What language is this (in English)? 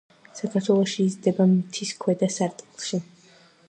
Georgian